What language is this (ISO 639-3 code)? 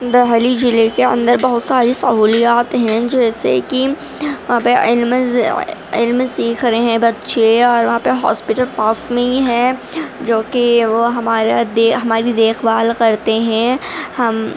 urd